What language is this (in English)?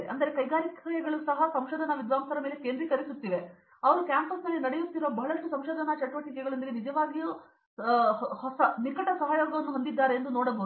Kannada